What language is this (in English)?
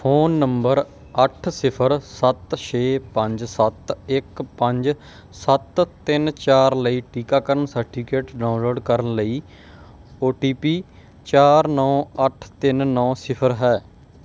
Punjabi